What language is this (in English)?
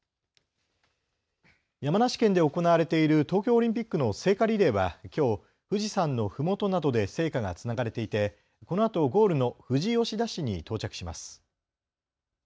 Japanese